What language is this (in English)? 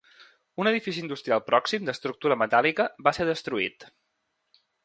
Catalan